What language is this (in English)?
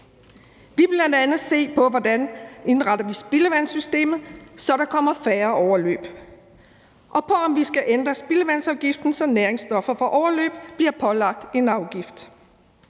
Danish